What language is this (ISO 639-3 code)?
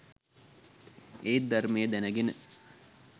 sin